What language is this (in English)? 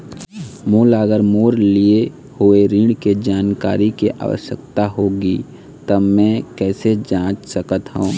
Chhattisgarhi